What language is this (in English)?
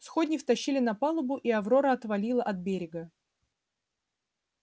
Russian